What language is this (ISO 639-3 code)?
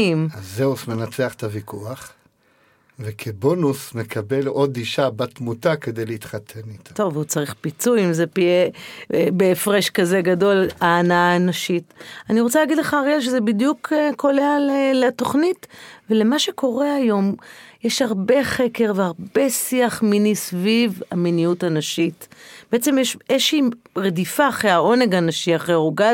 heb